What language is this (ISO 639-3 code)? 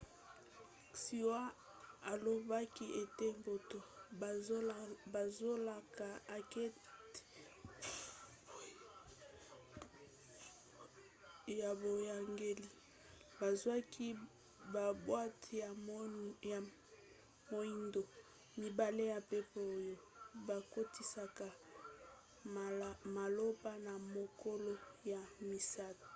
lin